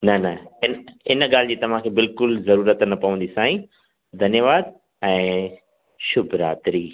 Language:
Sindhi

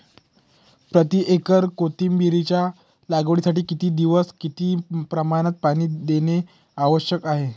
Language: Marathi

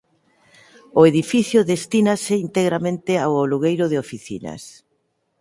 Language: Galician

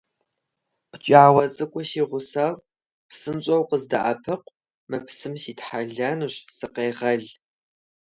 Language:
Kabardian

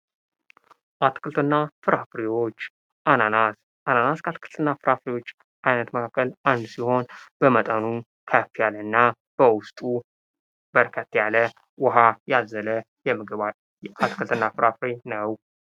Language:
Amharic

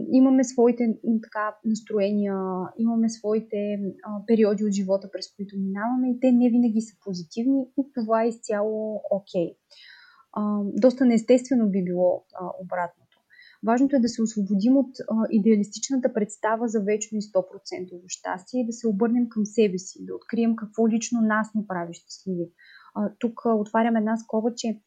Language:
Bulgarian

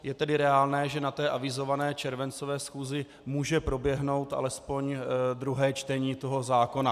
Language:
Czech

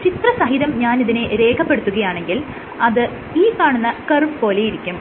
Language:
Malayalam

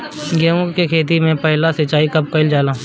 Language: Bhojpuri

